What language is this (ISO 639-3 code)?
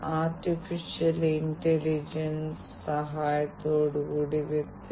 mal